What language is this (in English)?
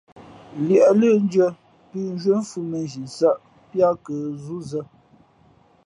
Fe'fe'